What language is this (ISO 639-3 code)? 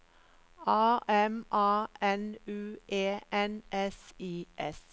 nor